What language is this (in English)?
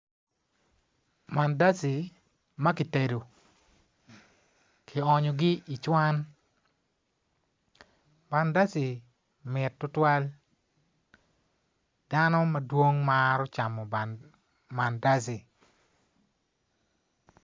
Acoli